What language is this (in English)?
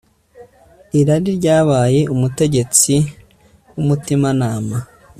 Kinyarwanda